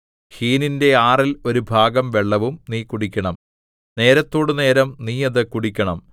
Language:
Malayalam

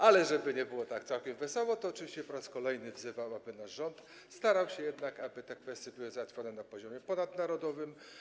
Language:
Polish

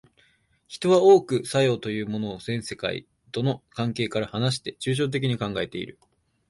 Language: Japanese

